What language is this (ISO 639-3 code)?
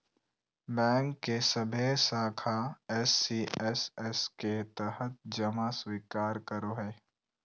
mag